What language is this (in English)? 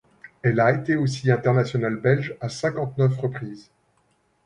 French